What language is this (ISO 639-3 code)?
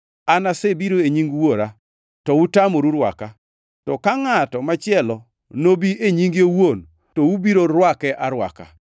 luo